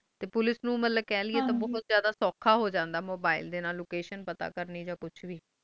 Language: Punjabi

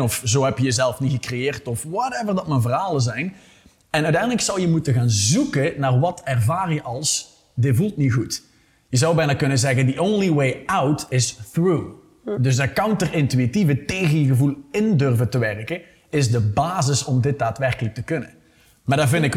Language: Dutch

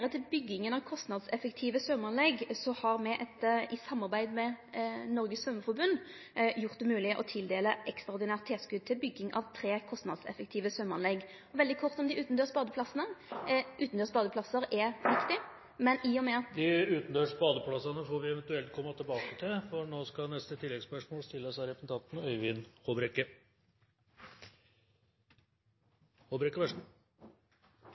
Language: Norwegian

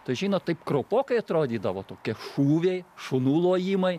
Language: Lithuanian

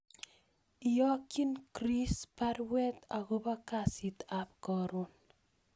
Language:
Kalenjin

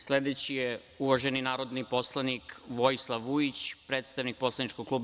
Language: Serbian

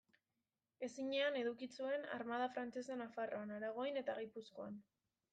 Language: Basque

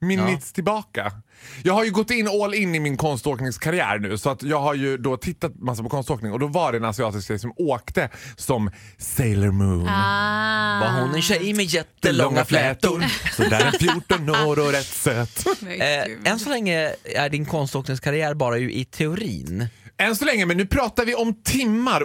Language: Swedish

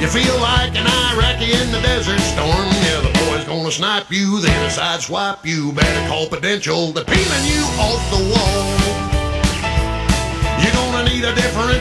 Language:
English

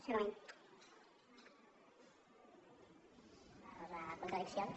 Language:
Catalan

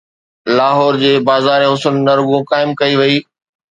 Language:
Sindhi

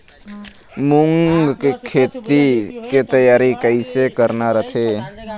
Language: Chhattisgarhi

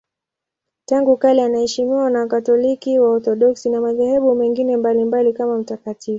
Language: Swahili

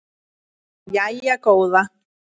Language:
Icelandic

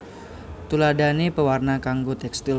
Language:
Javanese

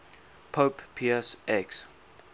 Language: English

